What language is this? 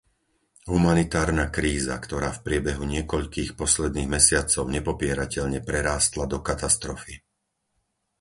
Slovak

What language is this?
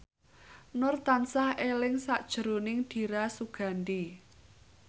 Javanese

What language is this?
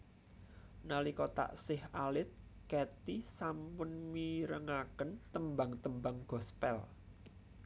Javanese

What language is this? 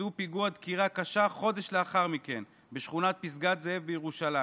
Hebrew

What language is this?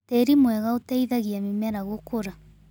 Kikuyu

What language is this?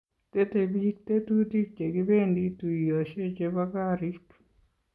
Kalenjin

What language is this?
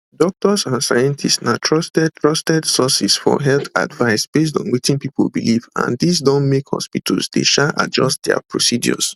Nigerian Pidgin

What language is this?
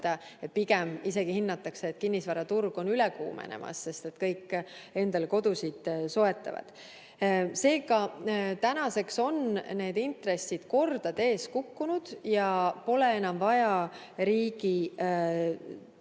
Estonian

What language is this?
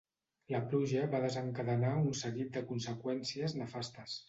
Catalan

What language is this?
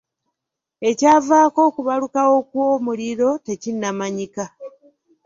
Ganda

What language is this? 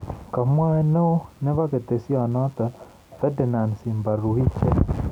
Kalenjin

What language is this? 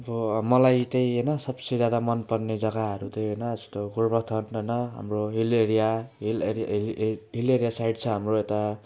Nepali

